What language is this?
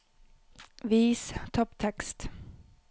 Norwegian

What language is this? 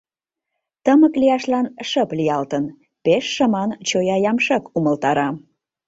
Mari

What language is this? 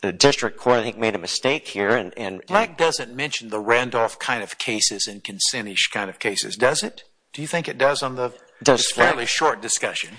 English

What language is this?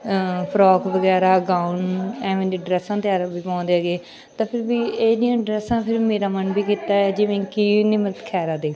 Punjabi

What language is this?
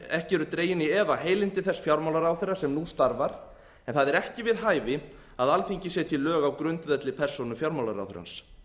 Icelandic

